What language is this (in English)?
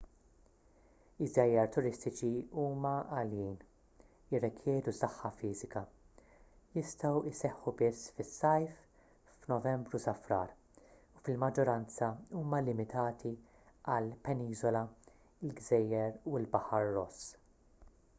Maltese